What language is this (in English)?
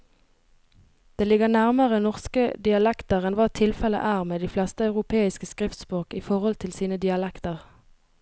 Norwegian